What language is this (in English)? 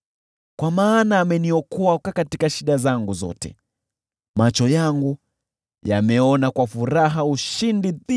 Swahili